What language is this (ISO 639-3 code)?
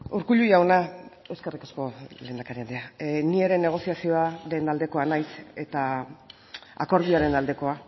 eus